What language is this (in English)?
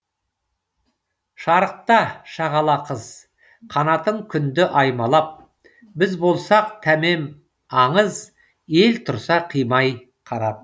Kazakh